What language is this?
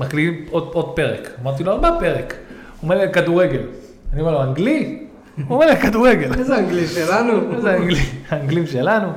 Hebrew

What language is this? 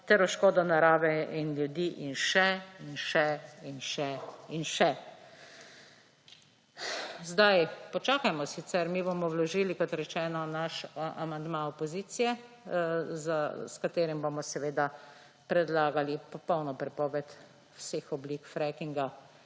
Slovenian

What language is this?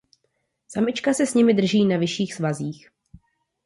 Czech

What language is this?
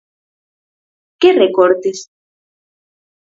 Galician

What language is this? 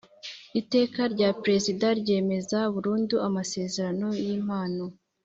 Kinyarwanda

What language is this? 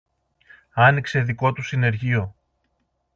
Greek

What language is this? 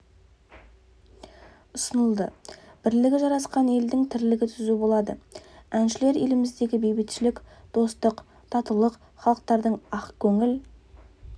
Kazakh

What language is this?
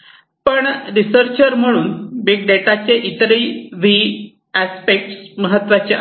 Marathi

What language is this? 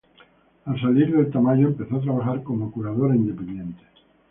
Spanish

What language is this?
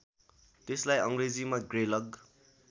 Nepali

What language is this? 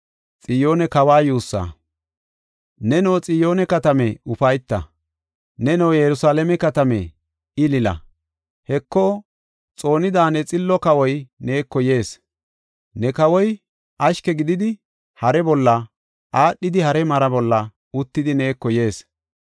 Gofa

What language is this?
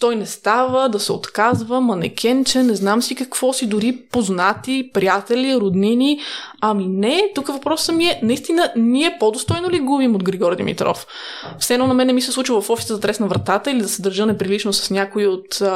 Bulgarian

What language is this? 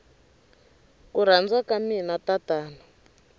Tsonga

